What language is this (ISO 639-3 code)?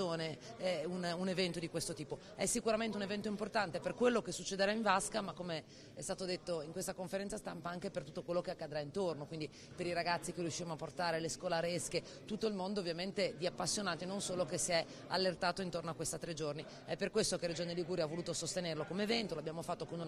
ita